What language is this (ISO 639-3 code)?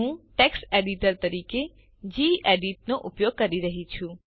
guj